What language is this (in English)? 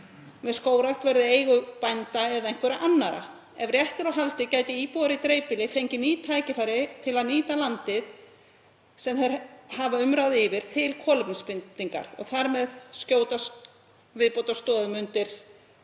Icelandic